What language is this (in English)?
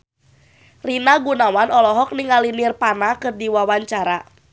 Sundanese